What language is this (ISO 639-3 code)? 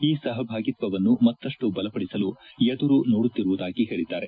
kan